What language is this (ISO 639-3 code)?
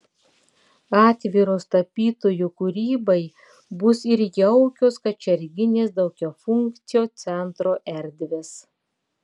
lit